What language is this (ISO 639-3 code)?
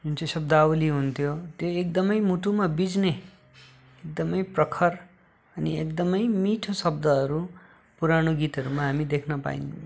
nep